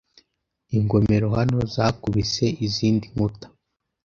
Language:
Kinyarwanda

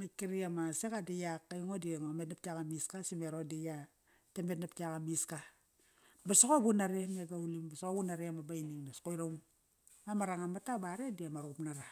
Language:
Kairak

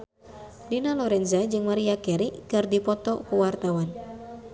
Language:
Sundanese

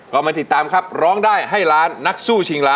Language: Thai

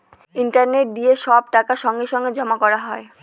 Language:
Bangla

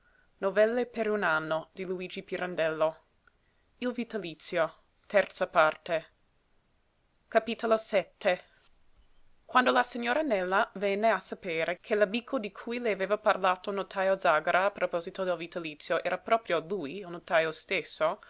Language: Italian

